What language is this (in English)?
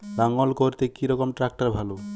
Bangla